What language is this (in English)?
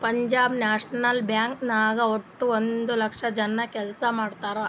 Kannada